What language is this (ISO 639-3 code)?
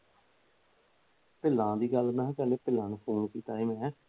pan